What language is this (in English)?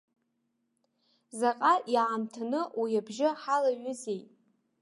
Abkhazian